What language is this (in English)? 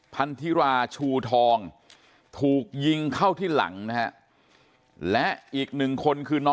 Thai